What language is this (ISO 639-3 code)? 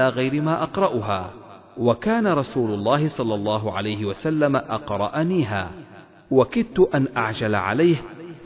ara